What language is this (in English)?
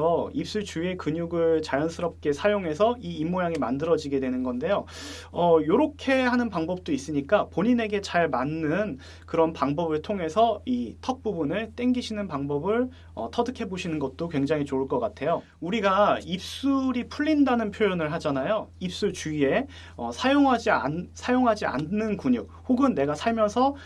Korean